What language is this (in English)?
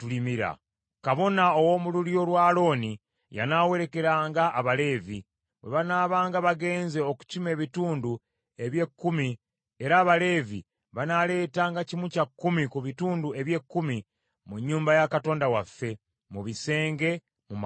Ganda